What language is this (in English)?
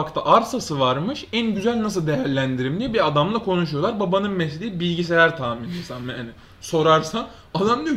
Turkish